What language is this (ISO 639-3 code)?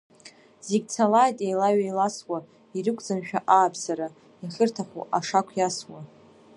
abk